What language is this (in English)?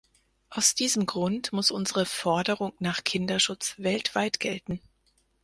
German